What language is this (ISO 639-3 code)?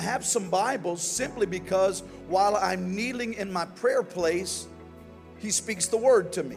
eng